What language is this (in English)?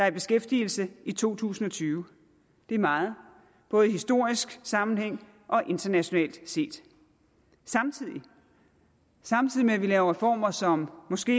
Danish